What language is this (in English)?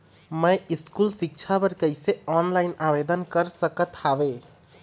Chhattisgarhi